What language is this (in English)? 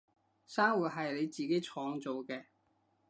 Cantonese